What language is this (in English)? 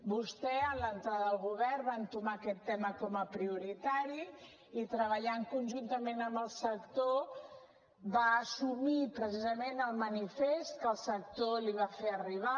Catalan